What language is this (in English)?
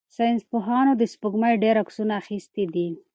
Pashto